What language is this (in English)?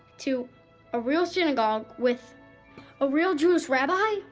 English